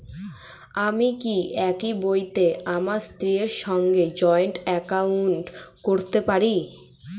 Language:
Bangla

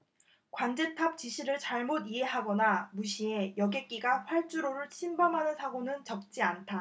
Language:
Korean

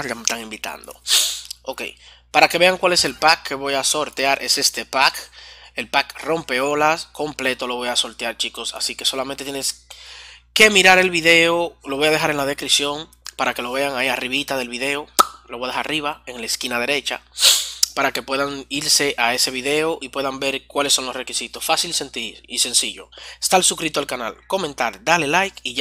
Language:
Spanish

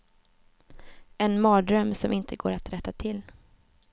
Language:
Swedish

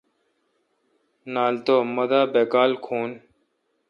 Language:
Kalkoti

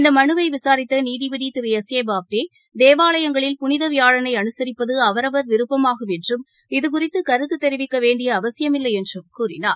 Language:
Tamil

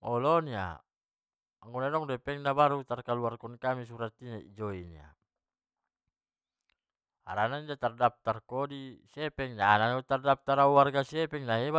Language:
Batak Mandailing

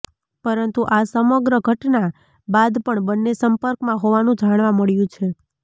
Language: Gujarati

